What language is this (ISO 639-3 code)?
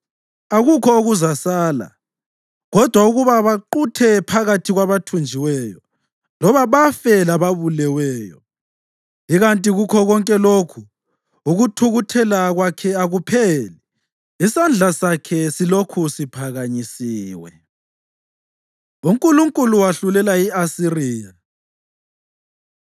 nde